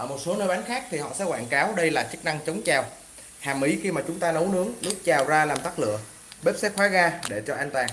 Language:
Vietnamese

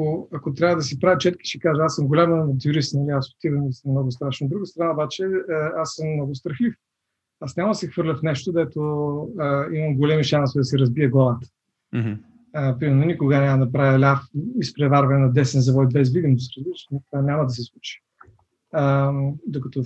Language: Bulgarian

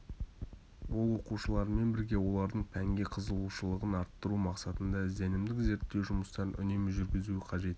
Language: Kazakh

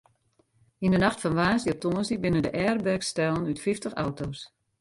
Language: Western Frisian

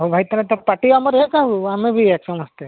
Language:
Odia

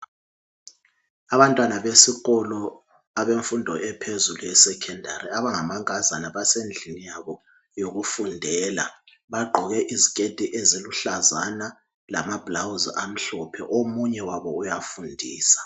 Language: North Ndebele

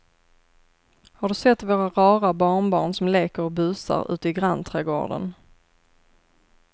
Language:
Swedish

